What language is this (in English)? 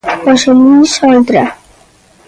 Galician